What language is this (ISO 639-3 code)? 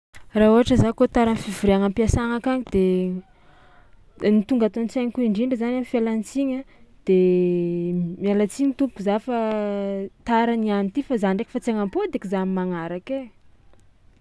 xmw